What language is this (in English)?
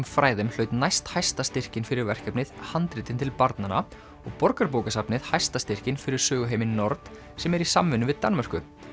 Icelandic